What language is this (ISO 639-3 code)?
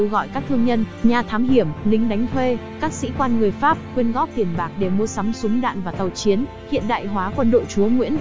vie